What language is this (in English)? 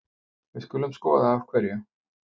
Icelandic